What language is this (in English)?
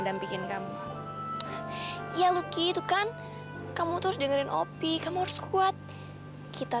Indonesian